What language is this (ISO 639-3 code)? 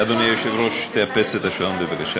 heb